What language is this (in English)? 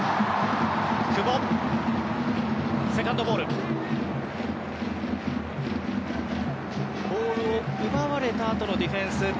Japanese